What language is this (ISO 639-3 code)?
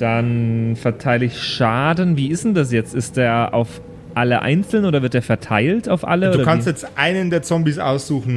deu